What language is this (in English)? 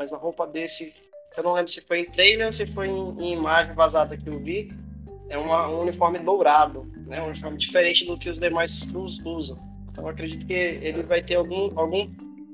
Portuguese